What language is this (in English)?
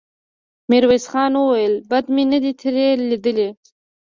Pashto